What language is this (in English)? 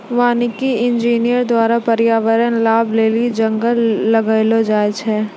Maithili